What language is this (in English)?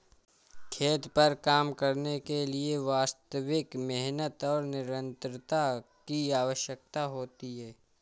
Hindi